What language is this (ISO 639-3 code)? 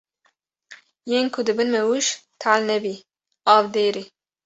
kur